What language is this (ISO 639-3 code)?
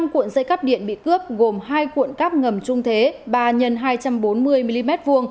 vie